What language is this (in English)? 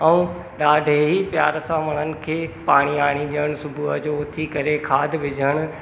Sindhi